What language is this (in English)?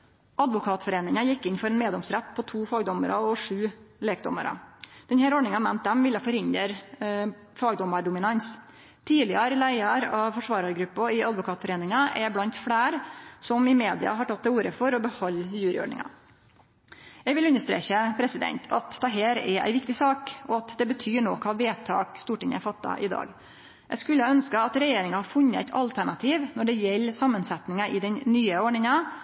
Norwegian Nynorsk